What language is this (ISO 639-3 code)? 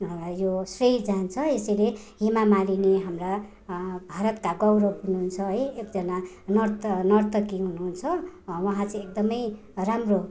nep